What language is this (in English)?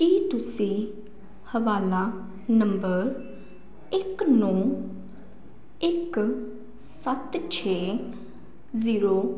Punjabi